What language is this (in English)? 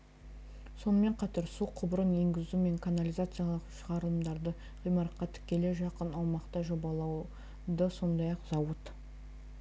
Kazakh